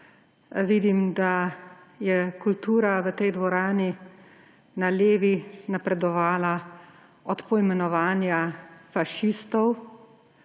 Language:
Slovenian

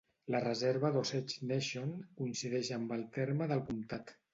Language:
Catalan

